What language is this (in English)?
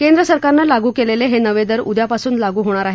Marathi